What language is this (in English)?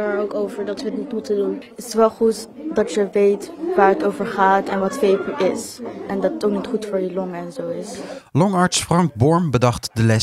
Dutch